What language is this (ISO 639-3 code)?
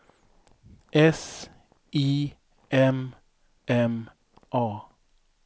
swe